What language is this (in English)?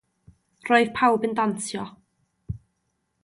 Welsh